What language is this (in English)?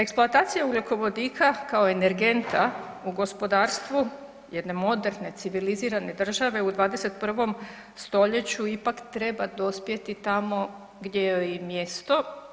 Croatian